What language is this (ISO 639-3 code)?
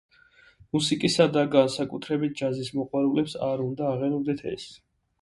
kat